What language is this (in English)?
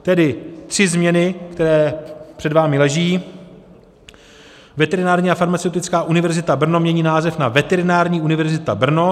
Czech